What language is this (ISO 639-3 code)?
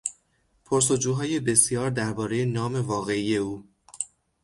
fas